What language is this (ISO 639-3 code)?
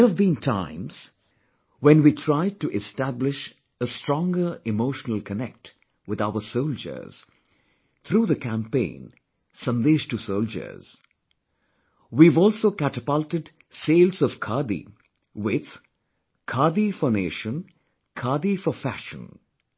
eng